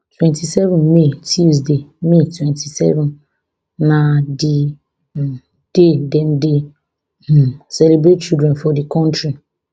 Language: Nigerian Pidgin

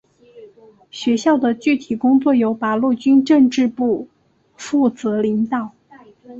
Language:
Chinese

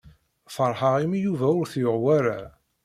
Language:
Kabyle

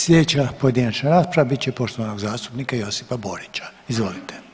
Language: Croatian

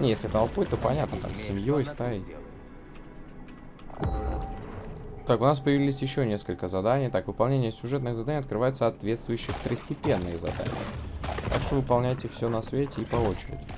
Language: Russian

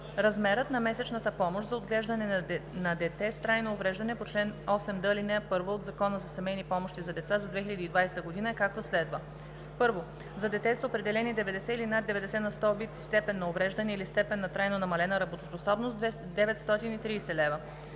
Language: Bulgarian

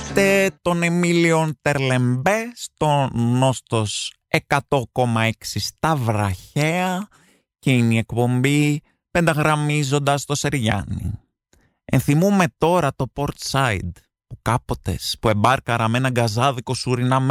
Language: Greek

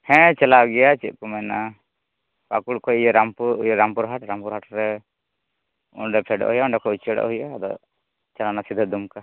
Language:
Santali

